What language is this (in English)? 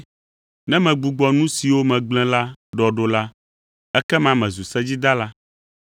Ewe